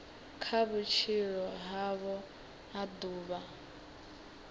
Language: Venda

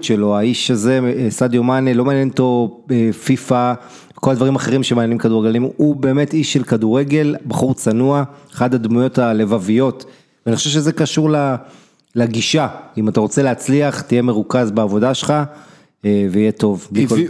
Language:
Hebrew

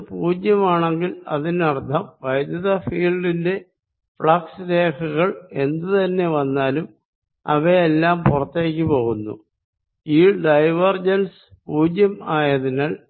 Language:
Malayalam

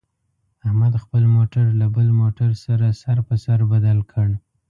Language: Pashto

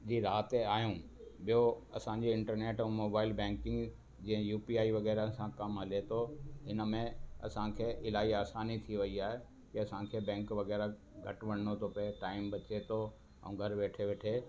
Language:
Sindhi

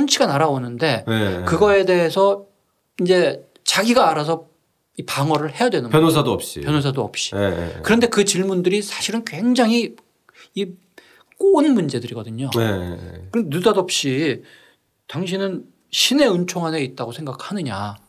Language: Korean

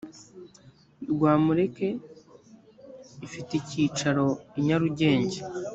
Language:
Kinyarwanda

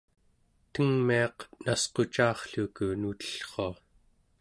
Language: Central Yupik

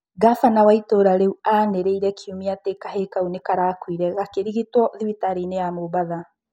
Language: Kikuyu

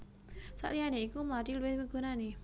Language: Javanese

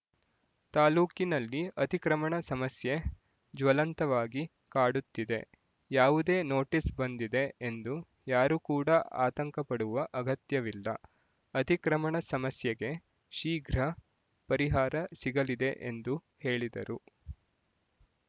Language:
Kannada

